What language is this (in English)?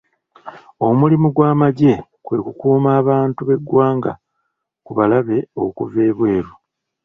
Ganda